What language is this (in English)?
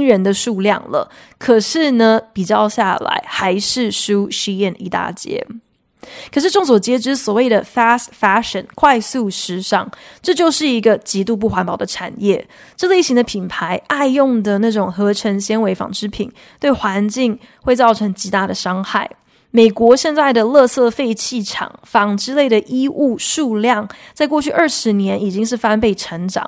Chinese